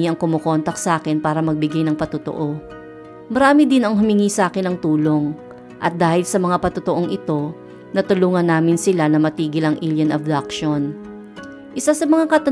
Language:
Filipino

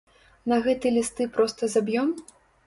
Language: Belarusian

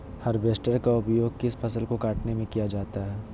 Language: Magahi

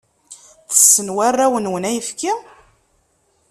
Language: Kabyle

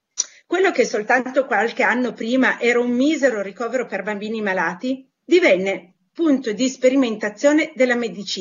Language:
Italian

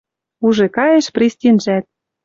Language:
Western Mari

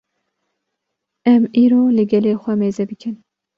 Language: Kurdish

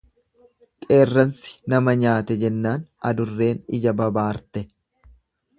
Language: Oromo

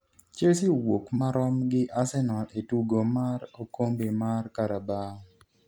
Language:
Luo (Kenya and Tanzania)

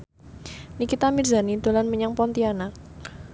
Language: Javanese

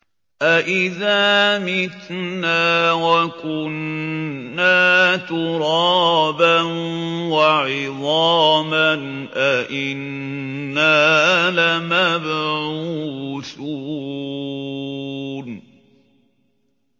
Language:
Arabic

